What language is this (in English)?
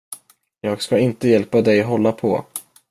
Swedish